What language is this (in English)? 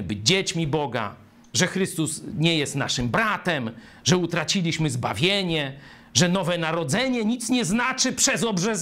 Polish